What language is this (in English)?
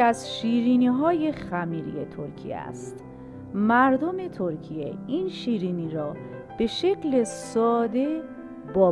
Persian